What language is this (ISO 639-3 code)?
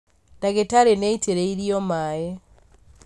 kik